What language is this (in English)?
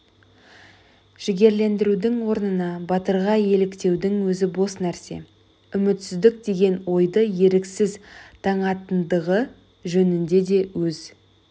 Kazakh